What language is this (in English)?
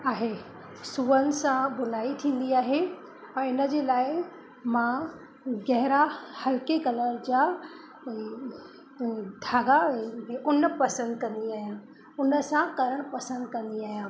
Sindhi